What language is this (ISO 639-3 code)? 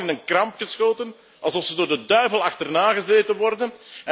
nld